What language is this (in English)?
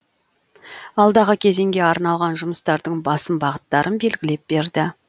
Kazakh